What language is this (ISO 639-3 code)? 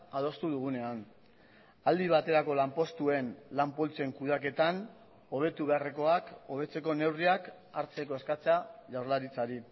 eus